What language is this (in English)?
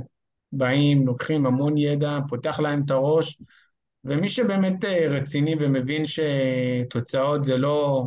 Hebrew